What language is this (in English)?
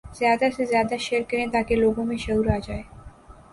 Urdu